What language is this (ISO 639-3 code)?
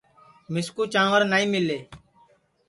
ssi